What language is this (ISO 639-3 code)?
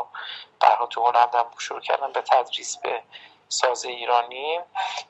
fas